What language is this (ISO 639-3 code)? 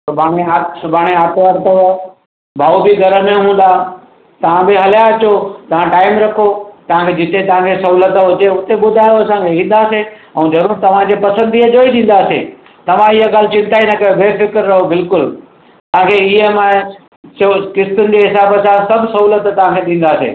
snd